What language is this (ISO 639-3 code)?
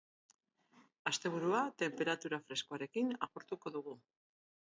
eus